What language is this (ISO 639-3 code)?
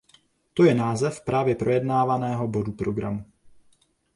ces